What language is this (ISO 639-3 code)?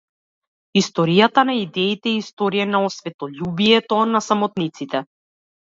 mkd